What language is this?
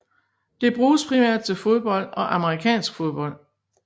Danish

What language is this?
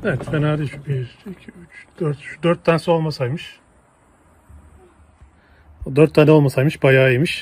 Turkish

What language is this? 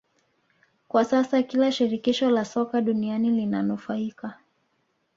Swahili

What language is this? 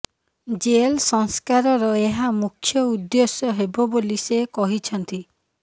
Odia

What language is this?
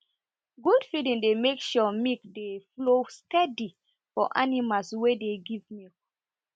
Nigerian Pidgin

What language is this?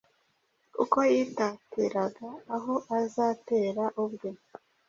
Kinyarwanda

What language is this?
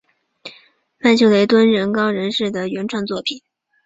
Chinese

